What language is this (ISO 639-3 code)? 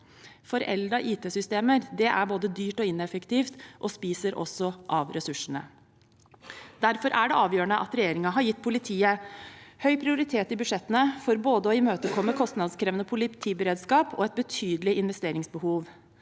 nor